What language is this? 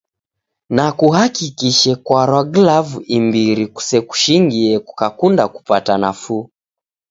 Taita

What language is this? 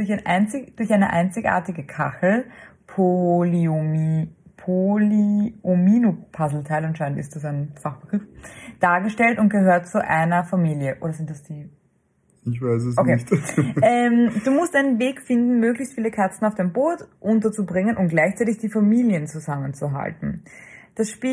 German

